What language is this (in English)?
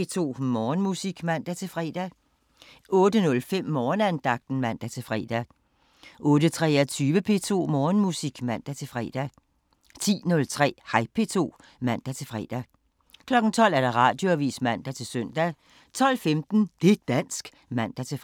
Danish